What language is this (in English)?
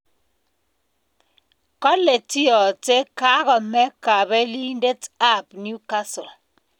Kalenjin